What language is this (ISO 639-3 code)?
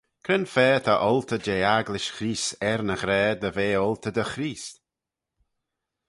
glv